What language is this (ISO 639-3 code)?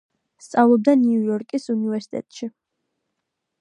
kat